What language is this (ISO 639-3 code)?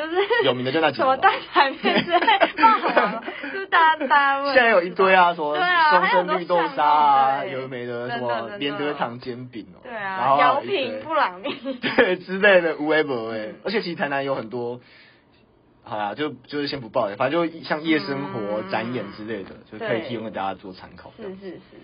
zho